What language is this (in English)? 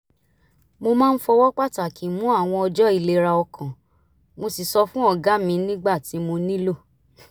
Yoruba